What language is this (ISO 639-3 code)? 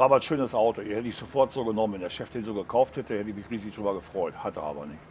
deu